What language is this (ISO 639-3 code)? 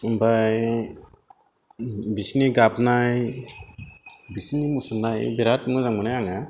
brx